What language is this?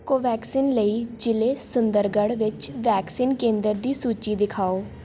Punjabi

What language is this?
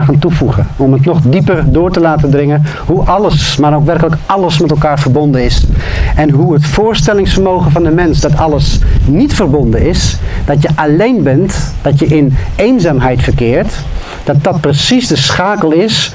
Dutch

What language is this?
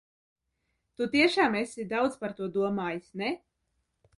Latvian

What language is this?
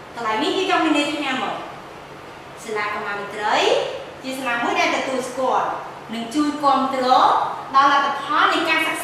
Vietnamese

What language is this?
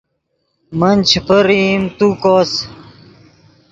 Yidgha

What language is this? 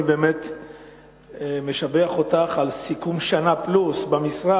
Hebrew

